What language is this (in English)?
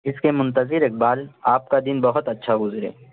Urdu